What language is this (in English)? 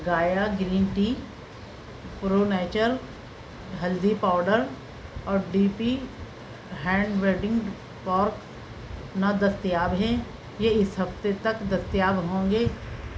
Urdu